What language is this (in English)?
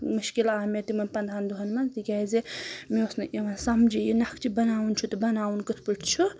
Kashmiri